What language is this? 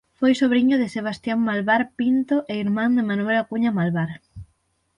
Galician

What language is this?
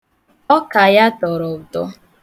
Igbo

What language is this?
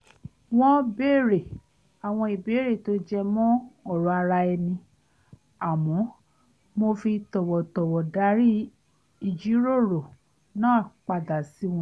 Yoruba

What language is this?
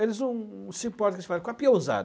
Portuguese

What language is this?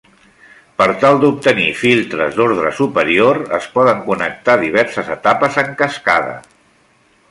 Catalan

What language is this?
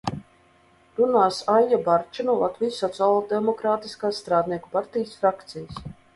Latvian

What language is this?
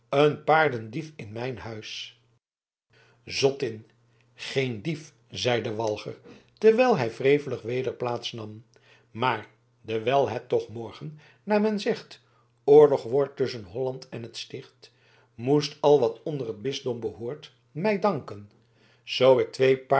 Dutch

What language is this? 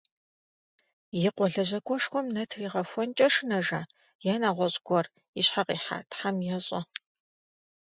Kabardian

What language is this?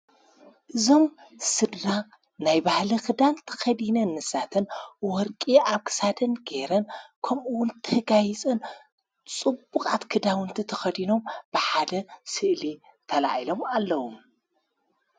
Tigrinya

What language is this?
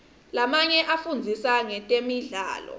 Swati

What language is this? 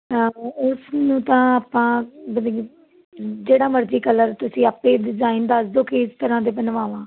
Punjabi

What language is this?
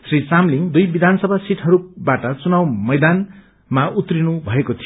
Nepali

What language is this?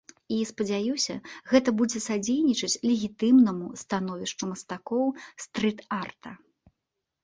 Belarusian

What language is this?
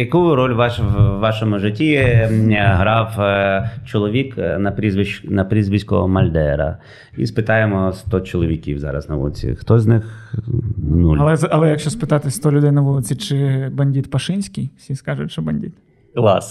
Ukrainian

